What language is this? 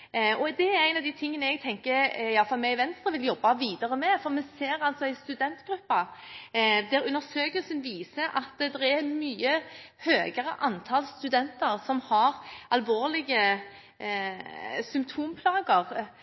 Norwegian Bokmål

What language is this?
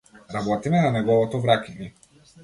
Macedonian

